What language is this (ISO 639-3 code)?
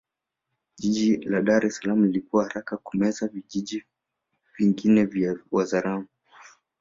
swa